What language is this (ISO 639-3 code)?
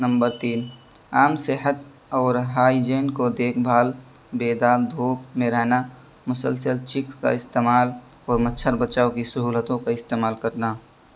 urd